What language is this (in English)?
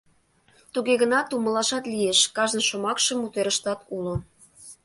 Mari